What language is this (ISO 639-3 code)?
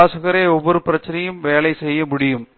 tam